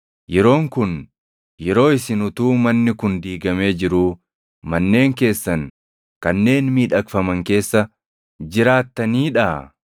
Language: Oromo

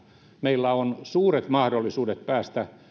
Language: Finnish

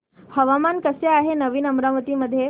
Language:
Marathi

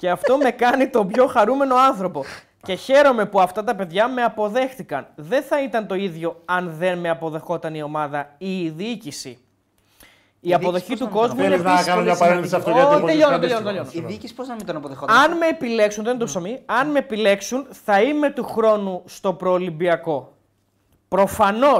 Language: Greek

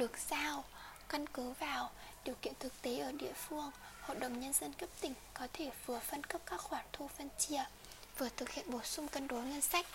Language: Vietnamese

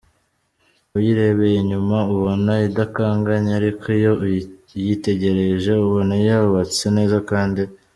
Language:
Kinyarwanda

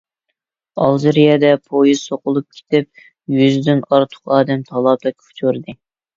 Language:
Uyghur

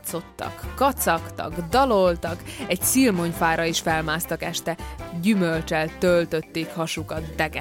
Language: Hungarian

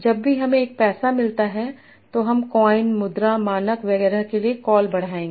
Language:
Hindi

